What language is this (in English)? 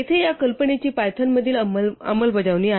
Marathi